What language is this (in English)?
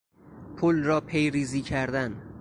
Persian